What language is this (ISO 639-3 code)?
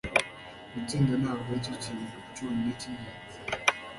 kin